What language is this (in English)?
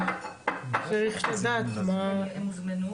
Hebrew